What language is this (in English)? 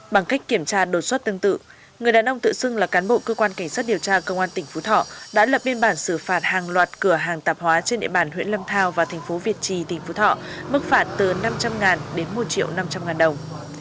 Vietnamese